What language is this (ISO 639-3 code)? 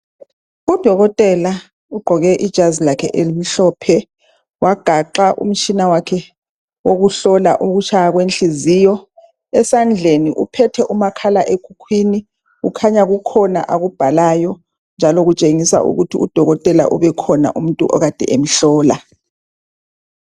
nde